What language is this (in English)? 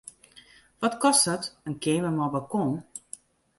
Western Frisian